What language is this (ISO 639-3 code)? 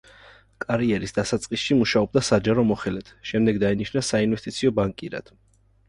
kat